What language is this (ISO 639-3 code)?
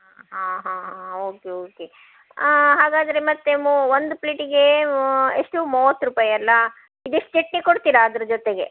kan